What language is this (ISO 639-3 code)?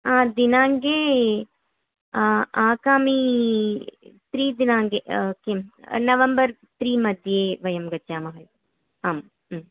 san